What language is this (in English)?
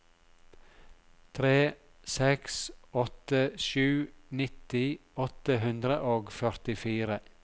Norwegian